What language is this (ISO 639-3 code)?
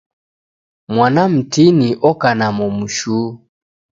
dav